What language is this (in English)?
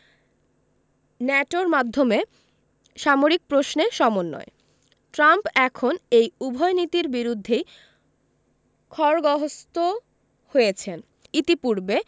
Bangla